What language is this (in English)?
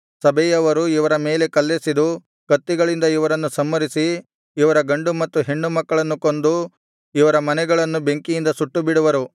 Kannada